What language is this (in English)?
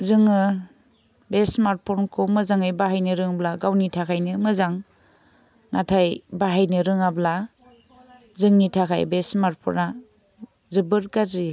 Bodo